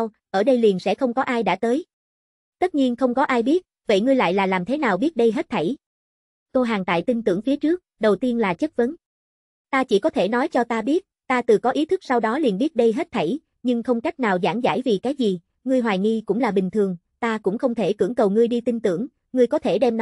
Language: Vietnamese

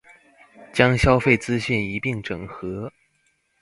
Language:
Chinese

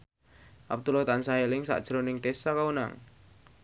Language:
Javanese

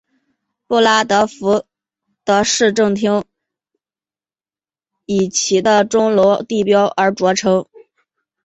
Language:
Chinese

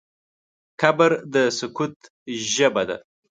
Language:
Pashto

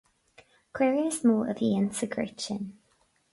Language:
Irish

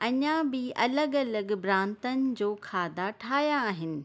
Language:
Sindhi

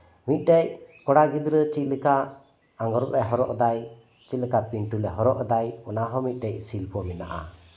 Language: Santali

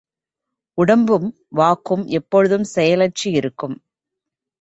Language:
Tamil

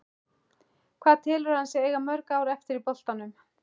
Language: Icelandic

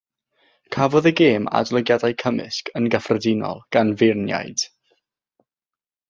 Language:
Welsh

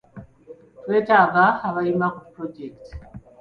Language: Ganda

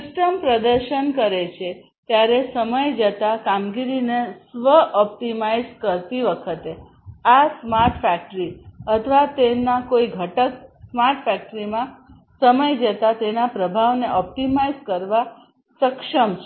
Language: Gujarati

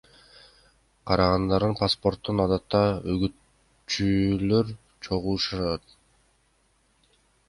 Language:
Kyrgyz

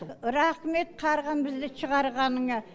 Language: Kazakh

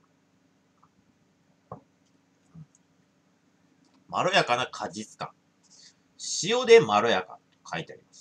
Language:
Japanese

